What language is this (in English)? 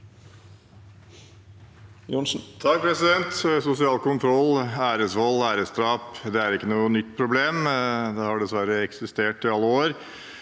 Norwegian